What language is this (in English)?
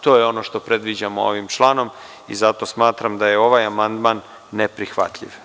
Serbian